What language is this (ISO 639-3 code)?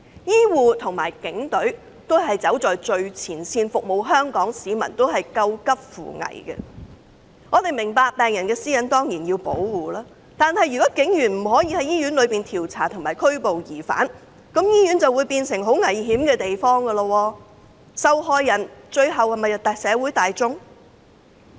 yue